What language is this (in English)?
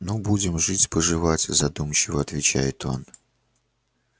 Russian